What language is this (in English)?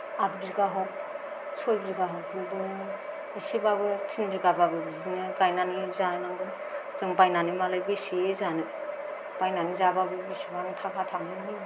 Bodo